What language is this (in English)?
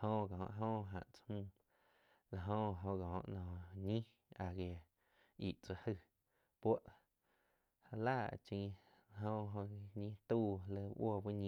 Quiotepec Chinantec